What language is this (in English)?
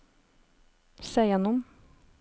Norwegian